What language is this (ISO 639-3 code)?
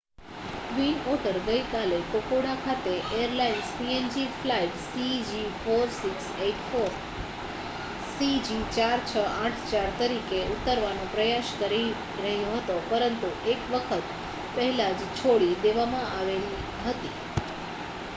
guj